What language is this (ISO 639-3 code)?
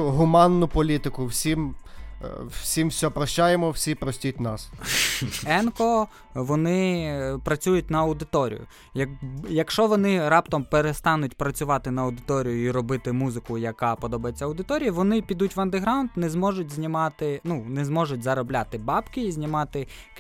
ukr